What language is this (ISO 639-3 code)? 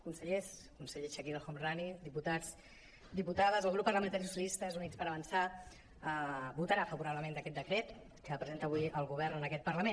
cat